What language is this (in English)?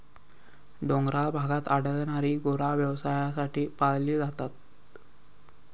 Marathi